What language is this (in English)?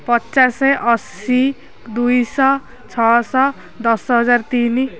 Odia